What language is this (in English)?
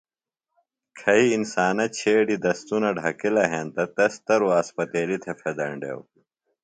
Phalura